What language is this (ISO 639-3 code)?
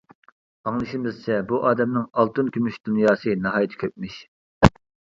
uig